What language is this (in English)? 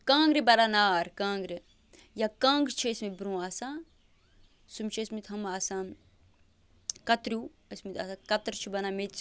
Kashmiri